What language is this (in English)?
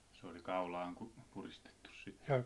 Finnish